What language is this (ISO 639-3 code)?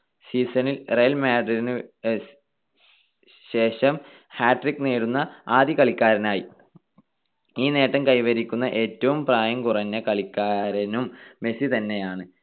mal